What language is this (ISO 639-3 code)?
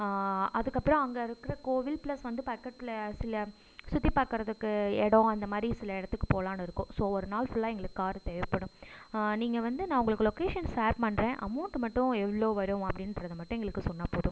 tam